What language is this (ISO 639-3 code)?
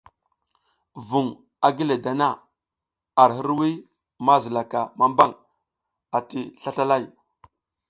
giz